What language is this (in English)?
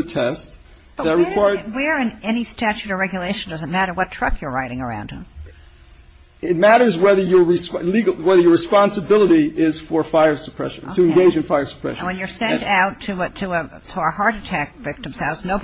English